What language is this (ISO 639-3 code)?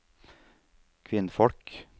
nor